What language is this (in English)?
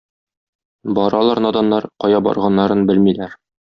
Tatar